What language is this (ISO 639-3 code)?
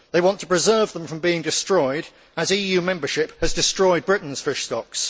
eng